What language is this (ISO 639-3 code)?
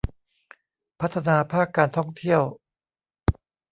tha